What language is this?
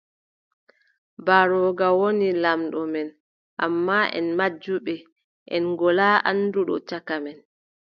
Adamawa Fulfulde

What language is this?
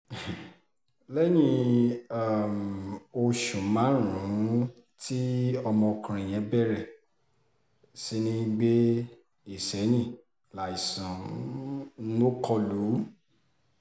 Yoruba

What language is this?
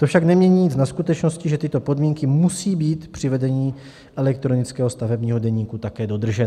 Czech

